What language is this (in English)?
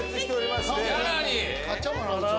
Japanese